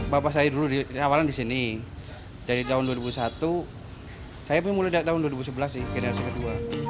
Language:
Indonesian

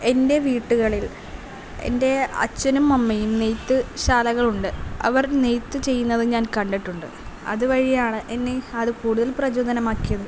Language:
Malayalam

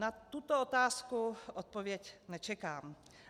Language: Czech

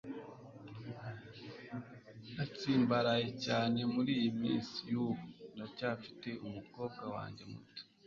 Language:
Kinyarwanda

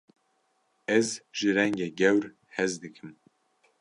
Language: Kurdish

